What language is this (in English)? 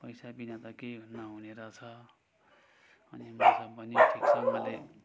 Nepali